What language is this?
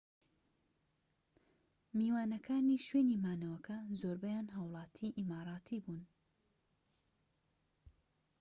Central Kurdish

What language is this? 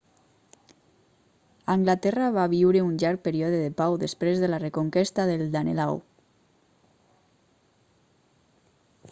Catalan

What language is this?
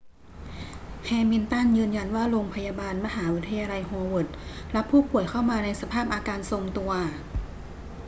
Thai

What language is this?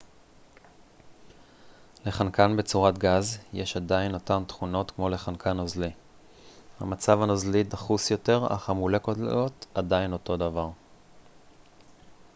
Hebrew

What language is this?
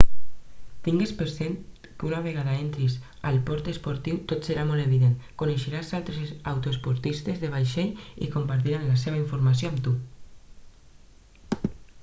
Catalan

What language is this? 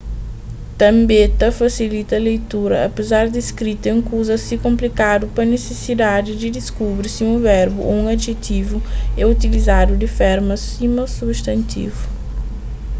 Kabuverdianu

